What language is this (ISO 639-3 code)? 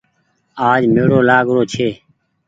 gig